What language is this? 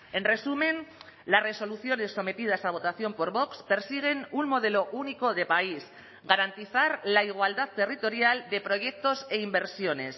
Spanish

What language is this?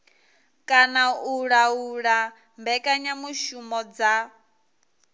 Venda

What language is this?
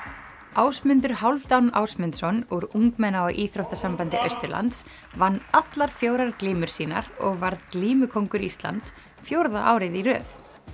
Icelandic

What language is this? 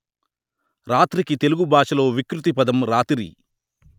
Telugu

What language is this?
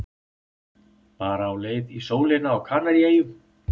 Icelandic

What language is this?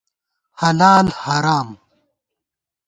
Gawar-Bati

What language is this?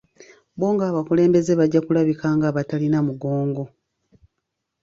Ganda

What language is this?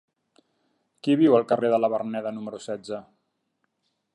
Catalan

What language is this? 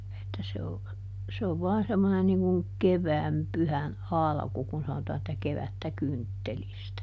Finnish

